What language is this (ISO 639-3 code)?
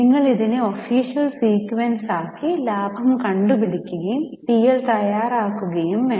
mal